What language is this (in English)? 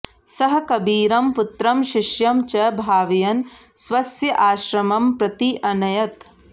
Sanskrit